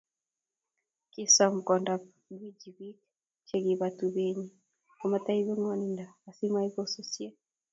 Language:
Kalenjin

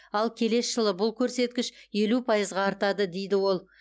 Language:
Kazakh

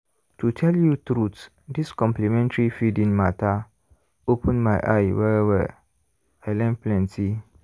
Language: Nigerian Pidgin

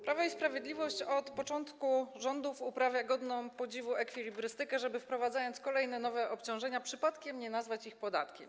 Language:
Polish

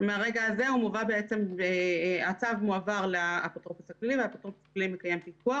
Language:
Hebrew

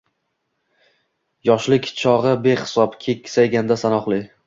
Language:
Uzbek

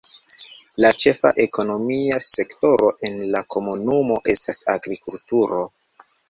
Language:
Esperanto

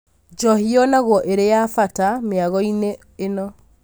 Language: Kikuyu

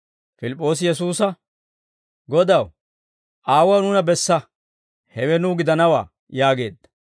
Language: Dawro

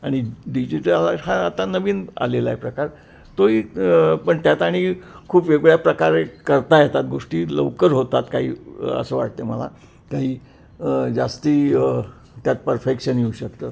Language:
Marathi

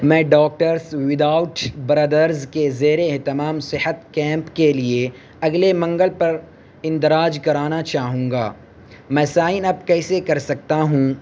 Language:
Urdu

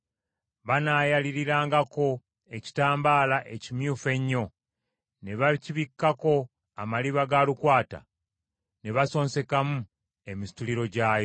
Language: Ganda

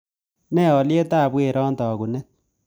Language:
Kalenjin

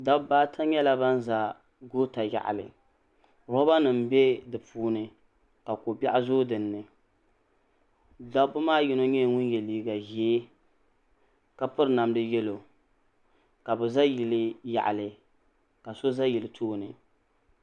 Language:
Dagbani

